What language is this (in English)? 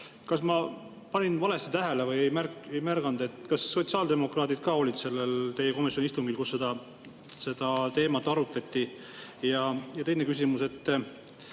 Estonian